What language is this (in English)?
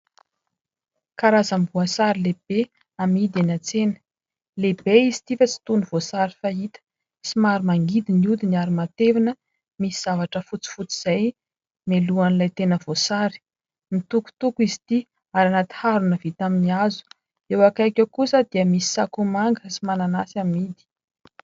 Malagasy